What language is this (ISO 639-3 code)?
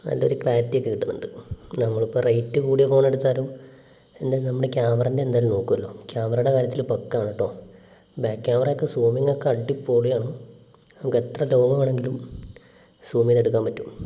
mal